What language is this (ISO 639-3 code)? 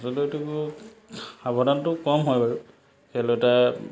asm